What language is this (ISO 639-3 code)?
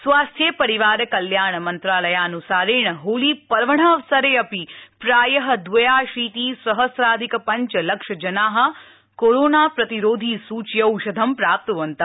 san